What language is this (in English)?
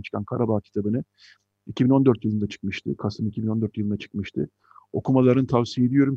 Turkish